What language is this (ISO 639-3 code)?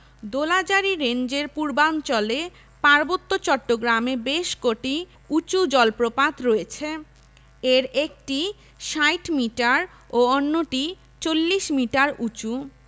ben